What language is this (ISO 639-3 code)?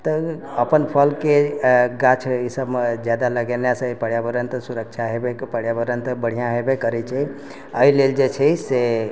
mai